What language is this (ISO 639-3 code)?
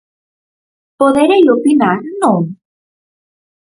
glg